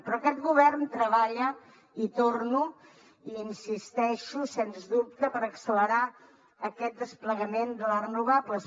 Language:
Catalan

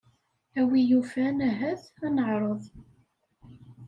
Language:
Kabyle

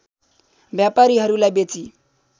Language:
Nepali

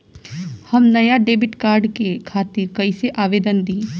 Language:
Bhojpuri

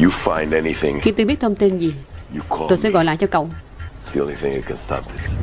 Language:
Vietnamese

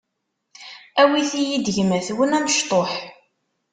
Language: Kabyle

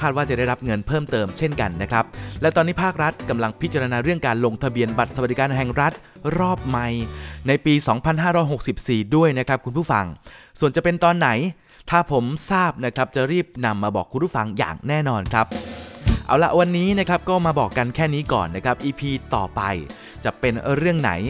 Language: Thai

